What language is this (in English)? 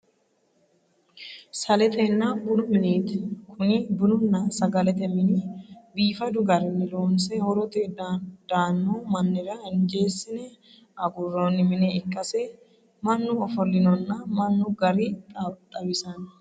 Sidamo